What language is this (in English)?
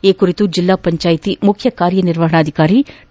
Kannada